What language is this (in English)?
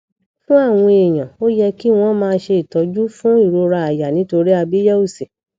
Yoruba